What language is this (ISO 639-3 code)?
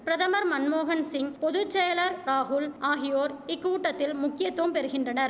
tam